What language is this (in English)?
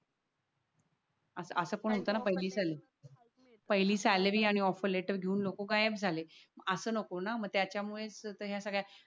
Marathi